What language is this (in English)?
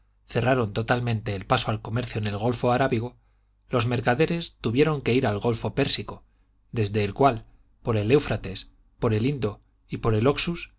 Spanish